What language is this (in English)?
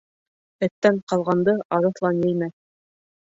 Bashkir